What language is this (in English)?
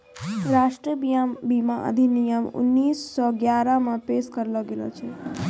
Maithili